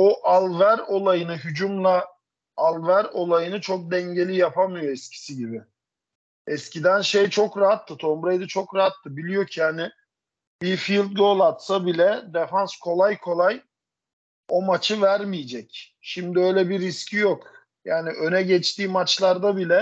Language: Turkish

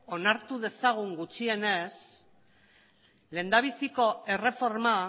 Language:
Basque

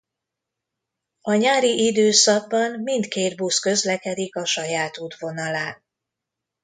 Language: Hungarian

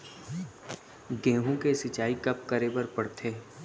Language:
Chhattisgarhi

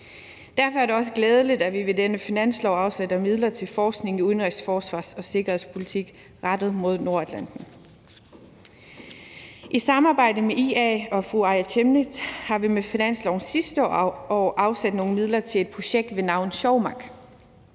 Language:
Danish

